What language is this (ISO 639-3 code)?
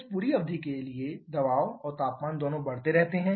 hin